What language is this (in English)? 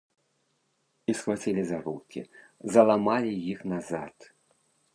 Belarusian